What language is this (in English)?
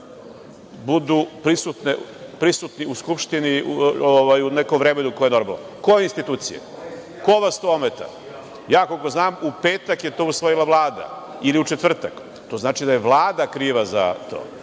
Serbian